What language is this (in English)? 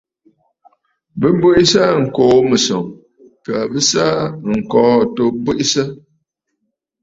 Bafut